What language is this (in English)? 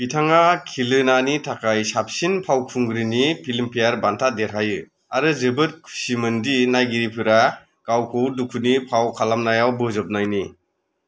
Bodo